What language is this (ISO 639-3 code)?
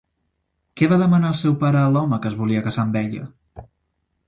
cat